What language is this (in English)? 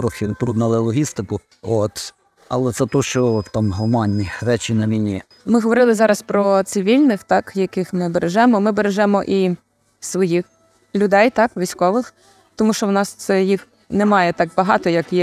Ukrainian